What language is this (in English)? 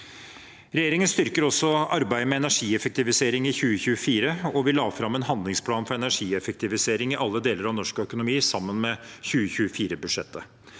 Norwegian